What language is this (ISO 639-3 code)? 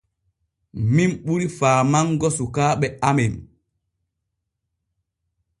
fue